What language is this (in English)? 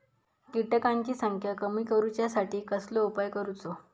Marathi